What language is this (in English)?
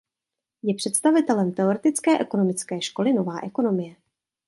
Czech